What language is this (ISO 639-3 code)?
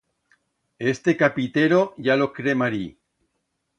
arg